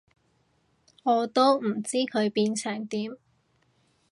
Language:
Cantonese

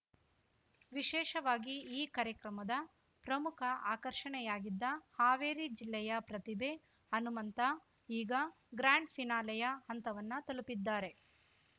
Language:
Kannada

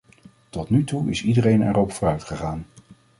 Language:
Dutch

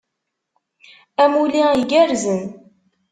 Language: Kabyle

